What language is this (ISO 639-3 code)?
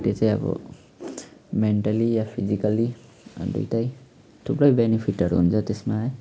nep